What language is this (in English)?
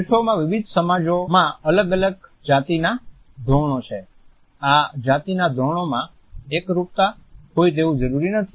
Gujarati